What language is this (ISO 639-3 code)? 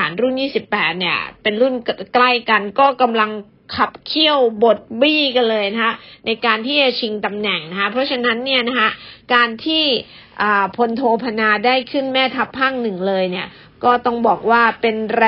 tha